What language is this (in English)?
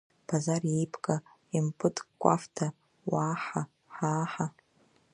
Abkhazian